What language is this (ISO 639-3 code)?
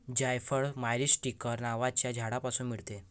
mar